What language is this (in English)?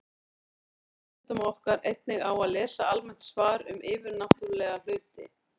Icelandic